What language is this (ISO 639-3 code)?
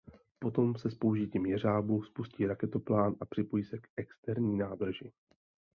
ces